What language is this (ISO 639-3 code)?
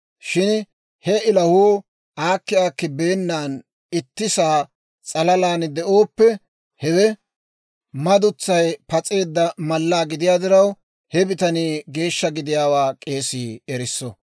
dwr